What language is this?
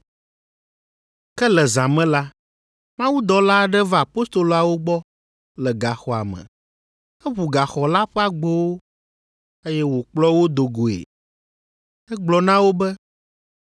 Ewe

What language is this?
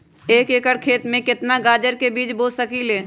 Magahi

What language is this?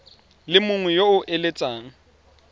Tswana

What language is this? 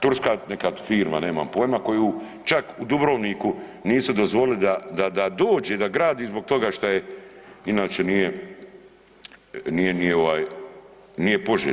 Croatian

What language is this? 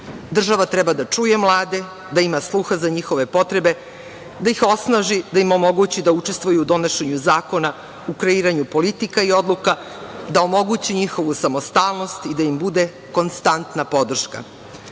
Serbian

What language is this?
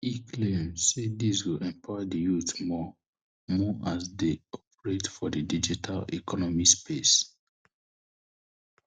Nigerian Pidgin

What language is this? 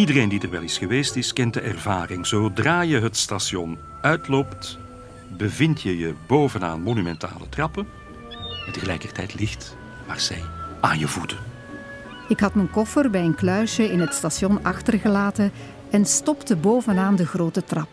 Dutch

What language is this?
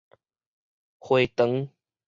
Min Nan Chinese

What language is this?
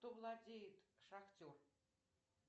Russian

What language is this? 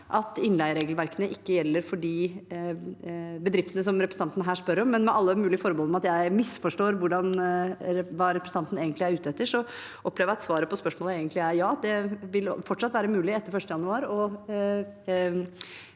Norwegian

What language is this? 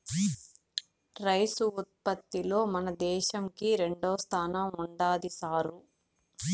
Telugu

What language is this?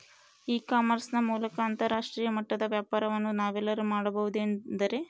Kannada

